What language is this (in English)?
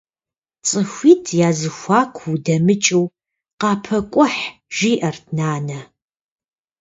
Kabardian